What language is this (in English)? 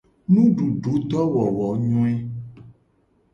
Gen